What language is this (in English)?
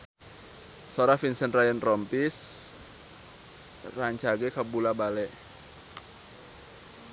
Sundanese